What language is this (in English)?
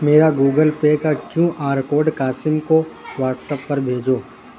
Urdu